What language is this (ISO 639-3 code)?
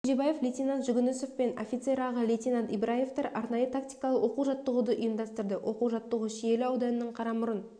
kaz